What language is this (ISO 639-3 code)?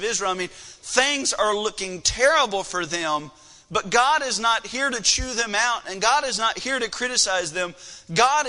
eng